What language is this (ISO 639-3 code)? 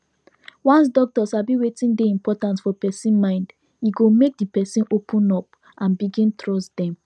pcm